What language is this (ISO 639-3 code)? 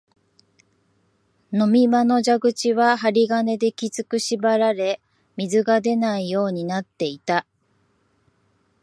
jpn